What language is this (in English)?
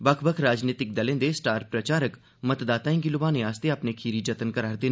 Dogri